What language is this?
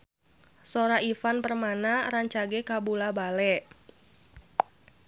Sundanese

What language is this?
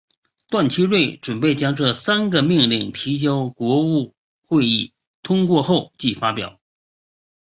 Chinese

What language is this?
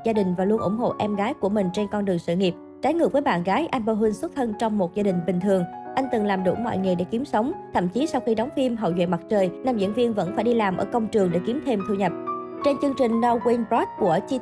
Vietnamese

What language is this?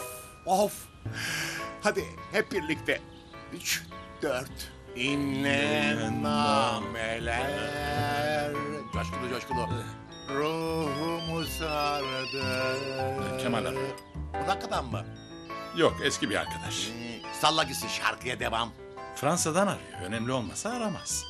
Turkish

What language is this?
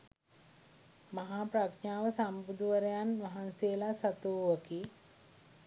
Sinhala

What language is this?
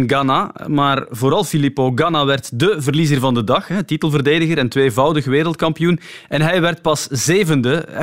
Dutch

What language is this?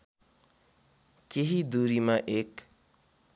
Nepali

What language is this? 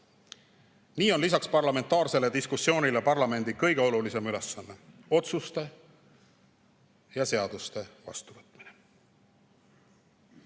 Estonian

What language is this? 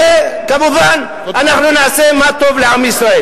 Hebrew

